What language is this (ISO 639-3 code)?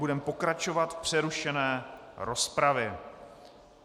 ces